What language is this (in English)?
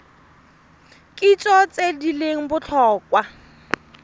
Tswana